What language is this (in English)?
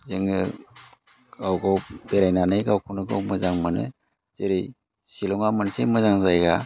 Bodo